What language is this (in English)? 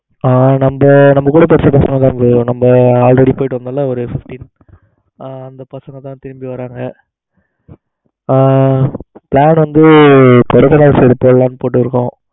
Tamil